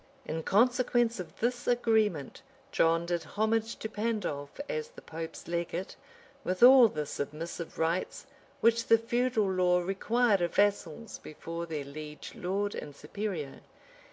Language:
English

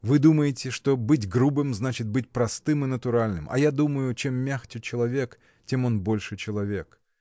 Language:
Russian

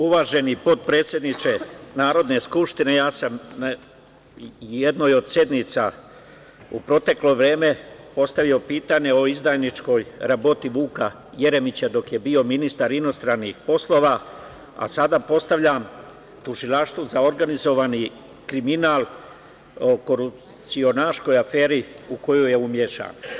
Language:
Serbian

